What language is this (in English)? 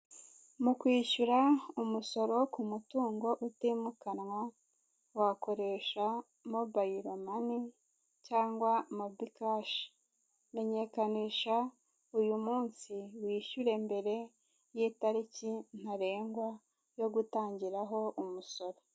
Kinyarwanda